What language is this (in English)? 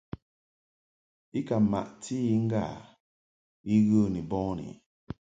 Mungaka